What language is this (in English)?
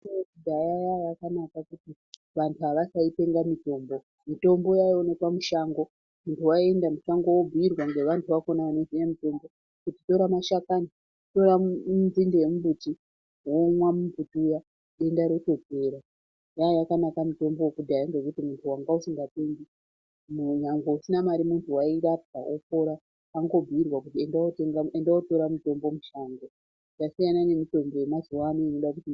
Ndau